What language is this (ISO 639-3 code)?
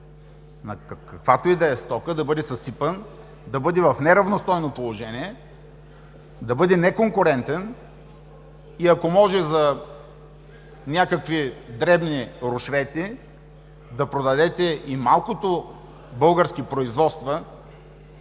bul